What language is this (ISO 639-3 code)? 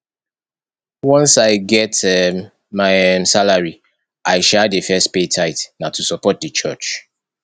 pcm